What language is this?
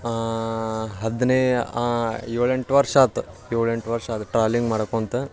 Kannada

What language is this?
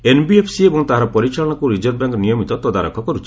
Odia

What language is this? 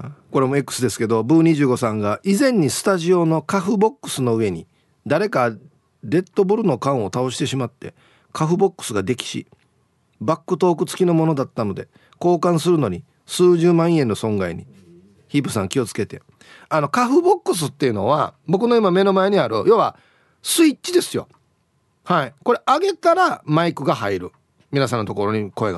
Japanese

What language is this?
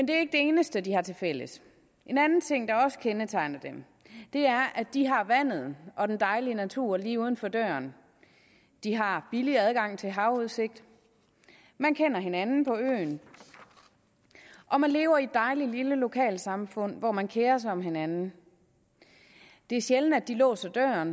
Danish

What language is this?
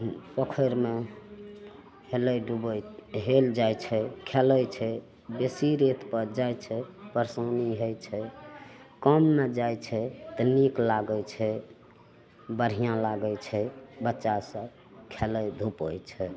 Maithili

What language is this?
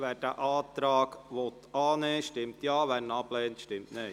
Swiss German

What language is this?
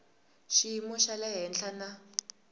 Tsonga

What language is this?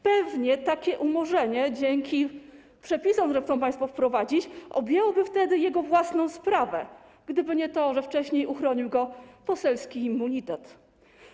Polish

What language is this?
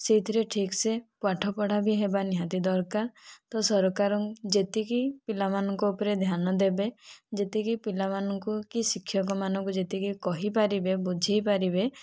Odia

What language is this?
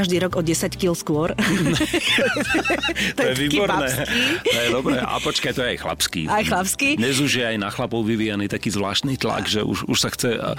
Slovak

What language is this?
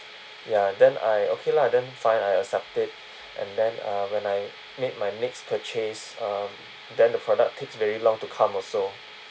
English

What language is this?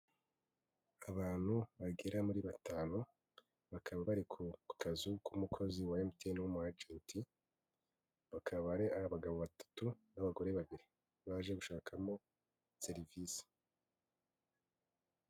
Kinyarwanda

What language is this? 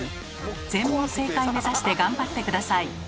Japanese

